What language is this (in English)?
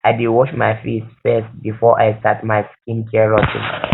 Nigerian Pidgin